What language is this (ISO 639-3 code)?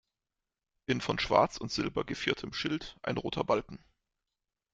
deu